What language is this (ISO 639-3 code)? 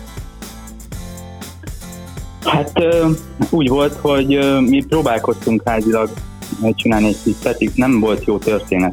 hun